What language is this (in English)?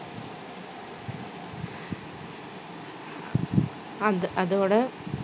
Tamil